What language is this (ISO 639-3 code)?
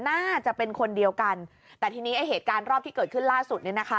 tha